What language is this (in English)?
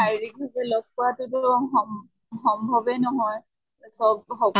Assamese